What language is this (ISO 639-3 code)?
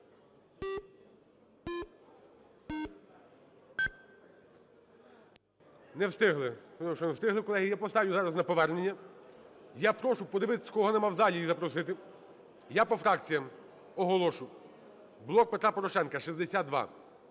ukr